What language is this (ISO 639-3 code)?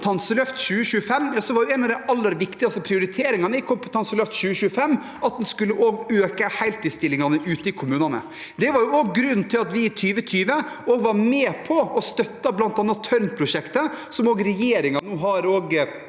nor